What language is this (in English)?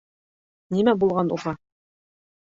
Bashkir